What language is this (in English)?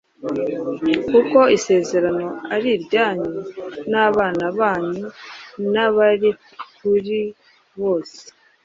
Kinyarwanda